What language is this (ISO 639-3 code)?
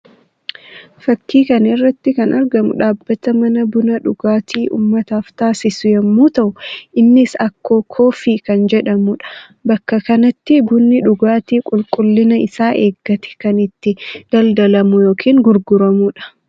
orm